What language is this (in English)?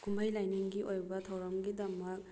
Manipuri